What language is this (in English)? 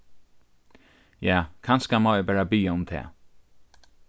Faroese